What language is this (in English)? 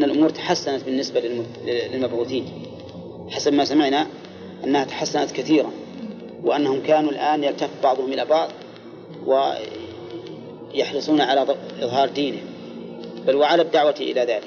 Arabic